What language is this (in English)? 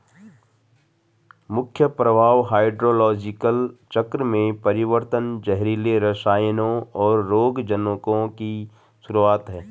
Hindi